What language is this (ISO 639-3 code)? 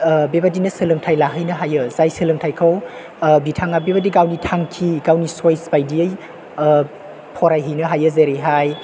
brx